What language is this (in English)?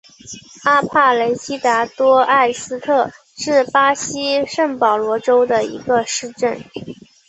Chinese